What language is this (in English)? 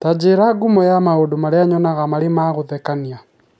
Kikuyu